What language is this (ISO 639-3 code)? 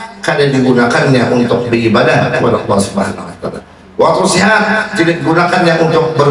ind